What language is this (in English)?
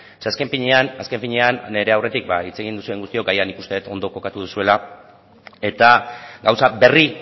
Basque